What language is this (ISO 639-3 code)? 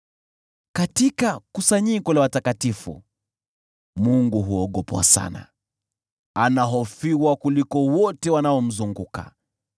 swa